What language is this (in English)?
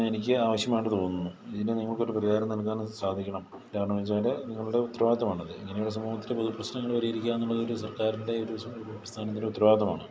Malayalam